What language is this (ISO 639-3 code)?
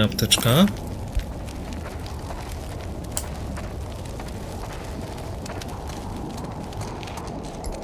pol